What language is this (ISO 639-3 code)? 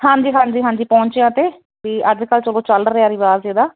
pan